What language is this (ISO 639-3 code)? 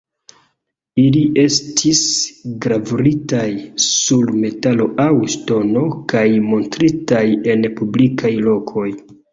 epo